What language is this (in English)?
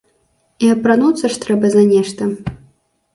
Belarusian